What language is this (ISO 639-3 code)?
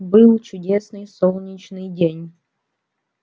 rus